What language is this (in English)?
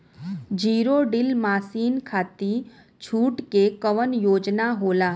Bhojpuri